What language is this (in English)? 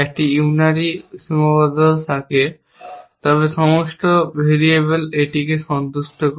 Bangla